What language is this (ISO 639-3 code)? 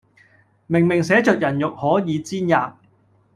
yue